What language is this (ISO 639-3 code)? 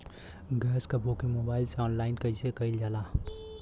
bho